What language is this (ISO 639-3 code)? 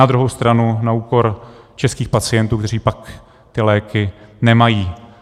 ces